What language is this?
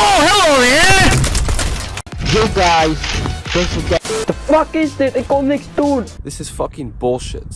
Dutch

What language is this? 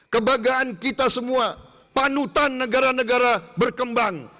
Indonesian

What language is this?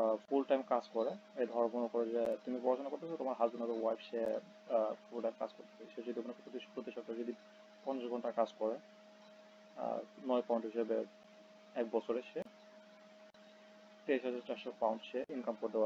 Romanian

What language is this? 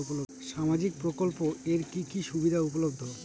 Bangla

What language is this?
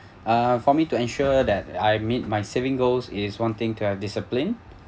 English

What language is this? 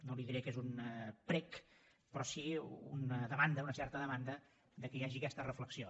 Catalan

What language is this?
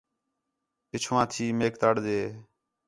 Khetrani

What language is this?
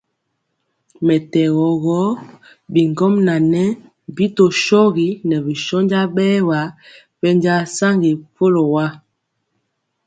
Mpiemo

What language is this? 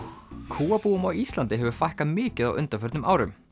Icelandic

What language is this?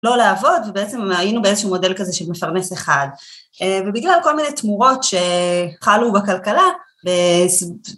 Hebrew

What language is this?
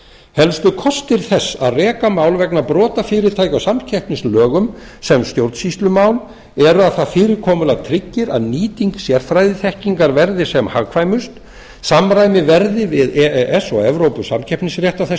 Icelandic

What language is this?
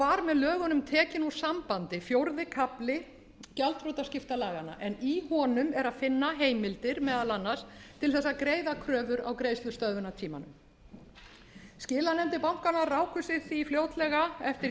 Icelandic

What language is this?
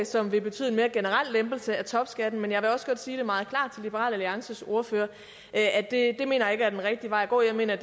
Danish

